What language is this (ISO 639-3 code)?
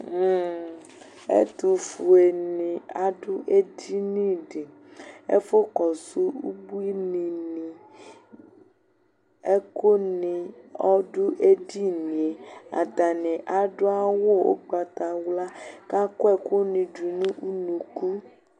kpo